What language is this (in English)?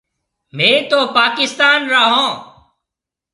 Marwari (Pakistan)